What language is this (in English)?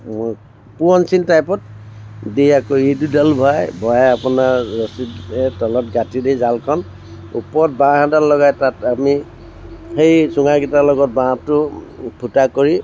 Assamese